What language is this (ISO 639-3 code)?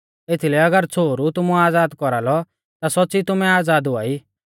bfz